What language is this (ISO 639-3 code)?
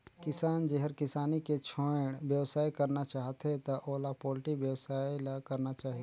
hne